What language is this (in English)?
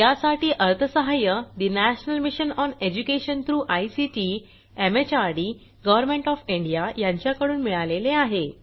Marathi